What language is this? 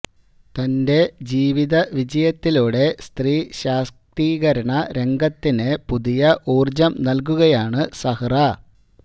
Malayalam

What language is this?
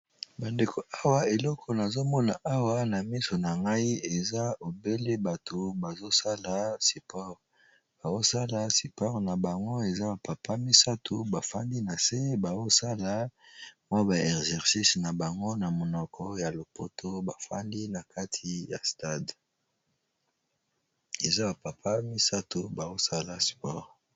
Lingala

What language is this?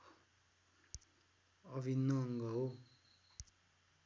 Nepali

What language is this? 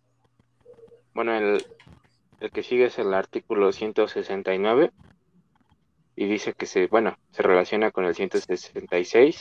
Spanish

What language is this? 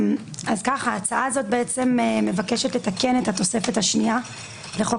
Hebrew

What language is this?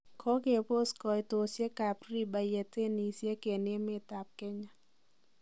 Kalenjin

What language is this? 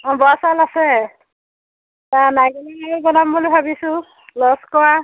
Assamese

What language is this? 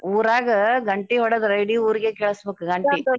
Kannada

